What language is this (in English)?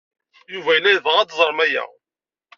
Kabyle